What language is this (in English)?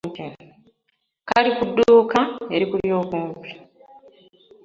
Ganda